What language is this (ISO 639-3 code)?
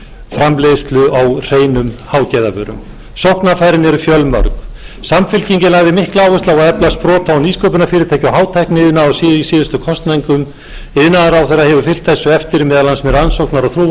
isl